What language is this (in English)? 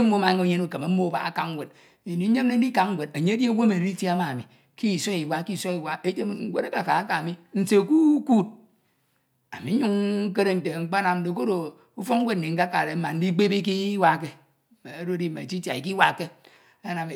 Ito